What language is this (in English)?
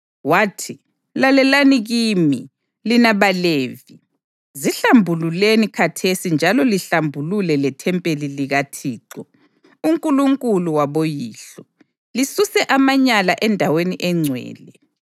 North Ndebele